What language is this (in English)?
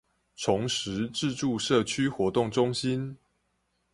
Chinese